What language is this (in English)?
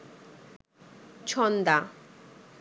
Bangla